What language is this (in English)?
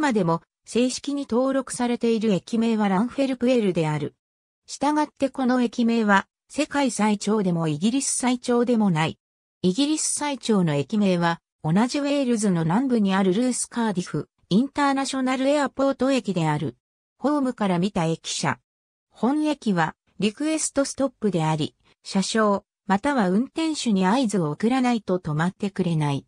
Japanese